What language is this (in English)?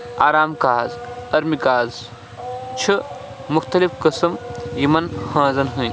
Kashmiri